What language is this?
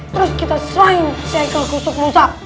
Indonesian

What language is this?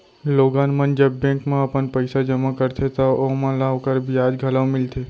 Chhattisgarhi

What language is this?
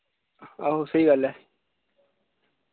Dogri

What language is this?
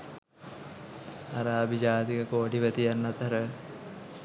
Sinhala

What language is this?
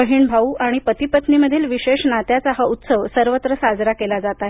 Marathi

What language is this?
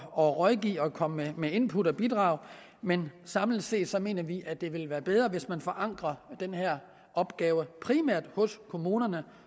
Danish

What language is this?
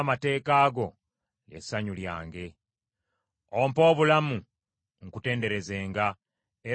Ganda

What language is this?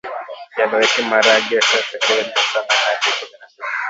Swahili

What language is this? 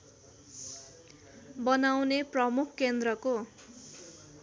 Nepali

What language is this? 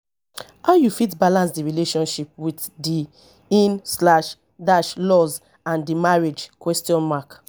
Nigerian Pidgin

